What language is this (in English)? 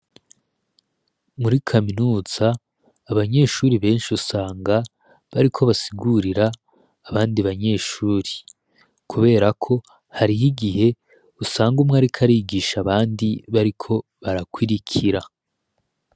Rundi